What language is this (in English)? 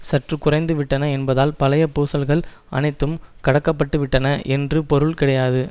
Tamil